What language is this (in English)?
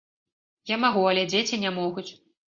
Belarusian